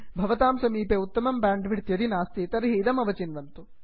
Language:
Sanskrit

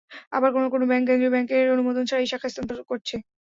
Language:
Bangla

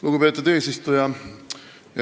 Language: Estonian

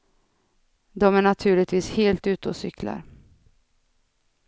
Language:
Swedish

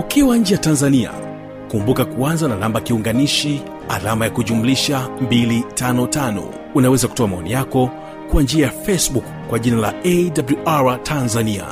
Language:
Swahili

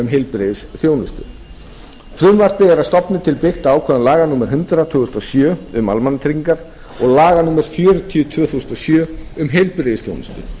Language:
Icelandic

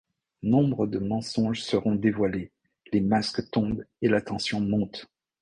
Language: French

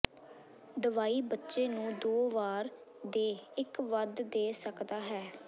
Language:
Punjabi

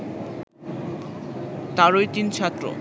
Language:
Bangla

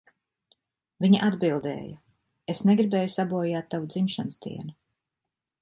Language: Latvian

